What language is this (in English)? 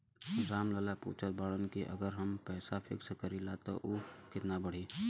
Bhojpuri